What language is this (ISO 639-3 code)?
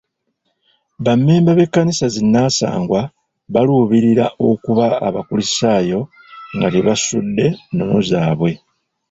lug